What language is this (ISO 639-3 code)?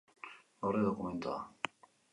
eus